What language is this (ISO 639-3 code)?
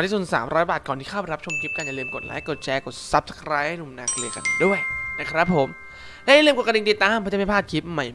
tha